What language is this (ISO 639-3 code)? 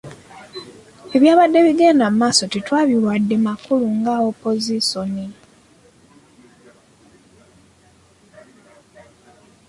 lug